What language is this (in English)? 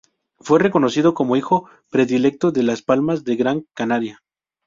Spanish